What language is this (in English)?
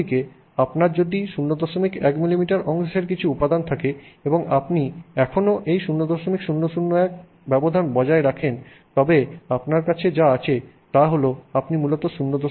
Bangla